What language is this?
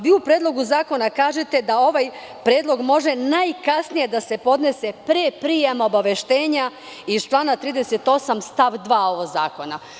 Serbian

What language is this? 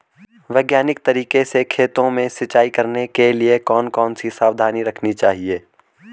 Hindi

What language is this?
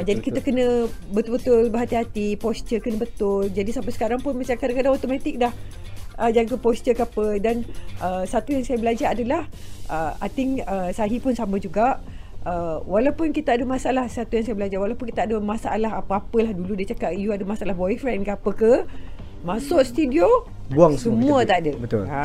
Malay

